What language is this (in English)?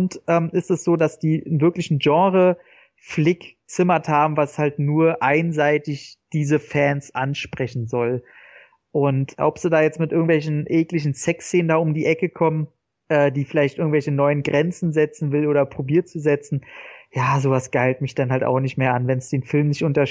German